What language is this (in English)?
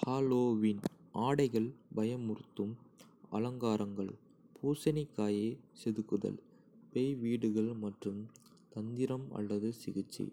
Kota (India)